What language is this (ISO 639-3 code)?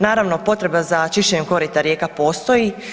hrv